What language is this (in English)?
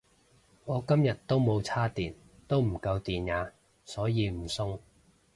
Cantonese